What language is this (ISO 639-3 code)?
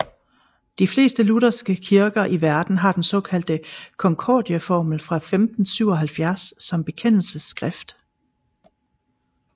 dan